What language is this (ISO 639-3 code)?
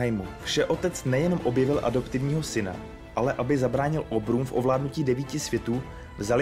ces